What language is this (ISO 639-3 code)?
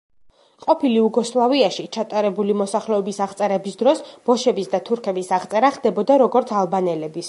kat